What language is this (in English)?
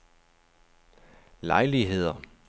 Danish